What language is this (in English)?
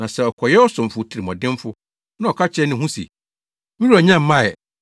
Akan